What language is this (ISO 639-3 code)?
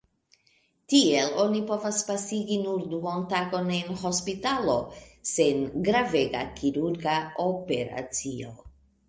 epo